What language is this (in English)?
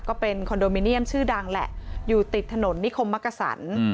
Thai